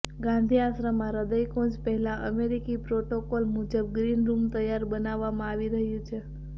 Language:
Gujarati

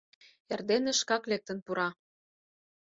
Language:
Mari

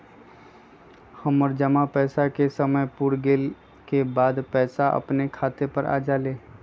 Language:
Magahi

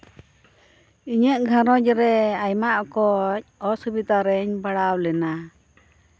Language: Santali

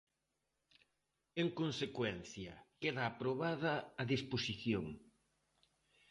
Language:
Galician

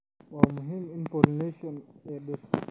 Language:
Somali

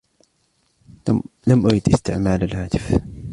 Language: Arabic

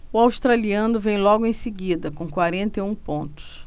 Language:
Portuguese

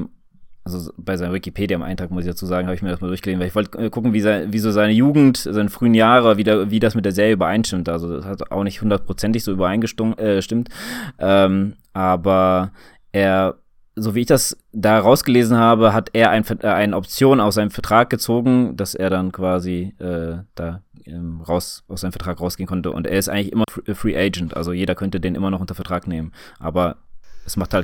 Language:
German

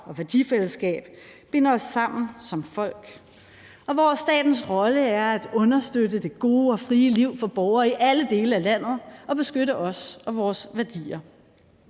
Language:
Danish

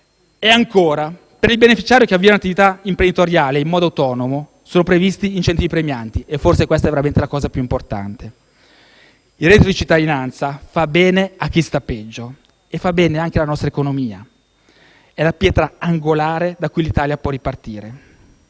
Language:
Italian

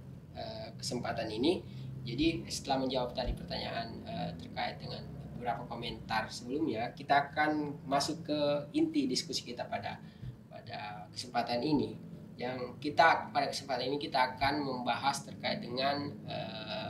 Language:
Indonesian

